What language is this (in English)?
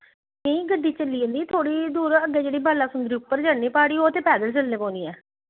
Dogri